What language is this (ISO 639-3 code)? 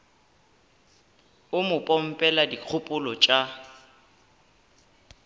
nso